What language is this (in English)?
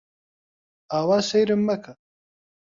Central Kurdish